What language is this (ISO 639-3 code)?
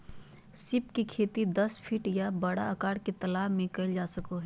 mag